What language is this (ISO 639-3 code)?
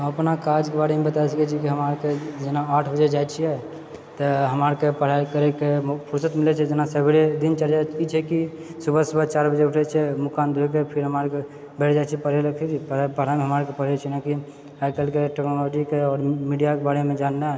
mai